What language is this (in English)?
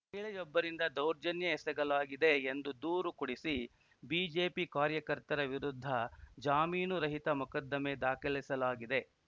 Kannada